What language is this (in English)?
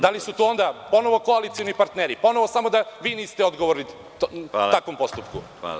Serbian